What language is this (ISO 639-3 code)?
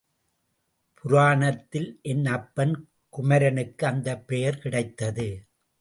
tam